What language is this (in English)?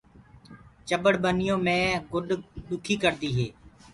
Gurgula